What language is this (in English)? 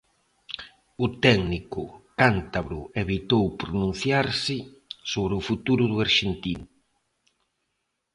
Galician